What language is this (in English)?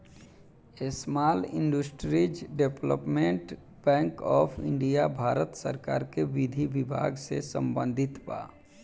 Bhojpuri